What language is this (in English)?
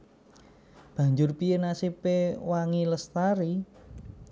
Javanese